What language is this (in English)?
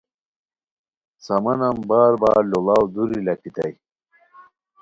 Khowar